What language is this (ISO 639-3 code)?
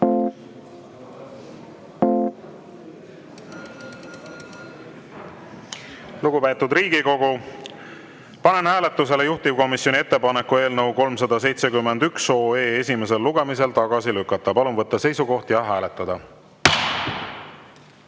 est